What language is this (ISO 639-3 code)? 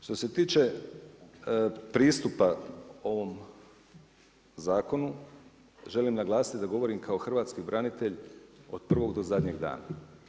hrv